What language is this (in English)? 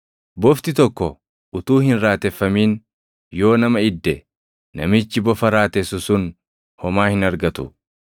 Oromo